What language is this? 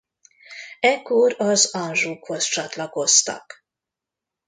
Hungarian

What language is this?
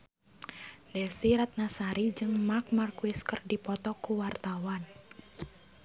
Sundanese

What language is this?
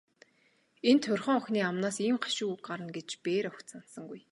Mongolian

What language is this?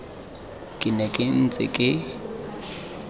Tswana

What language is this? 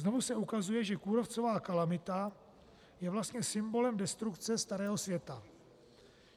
Czech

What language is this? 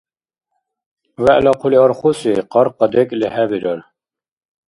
Dargwa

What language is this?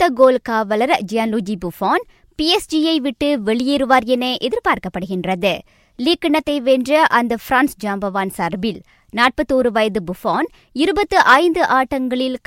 Tamil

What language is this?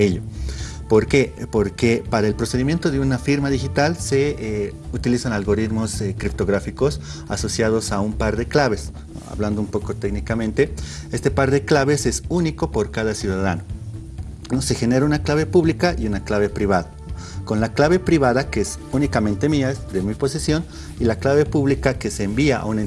Spanish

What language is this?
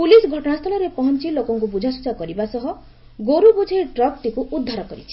Odia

